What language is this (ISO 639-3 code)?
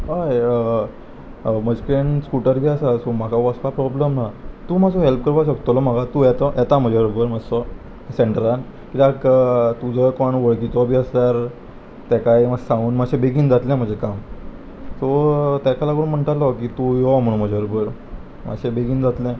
kok